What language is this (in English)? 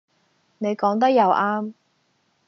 Cantonese